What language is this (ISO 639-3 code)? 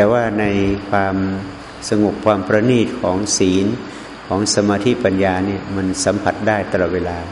tha